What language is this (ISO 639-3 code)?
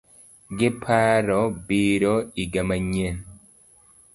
luo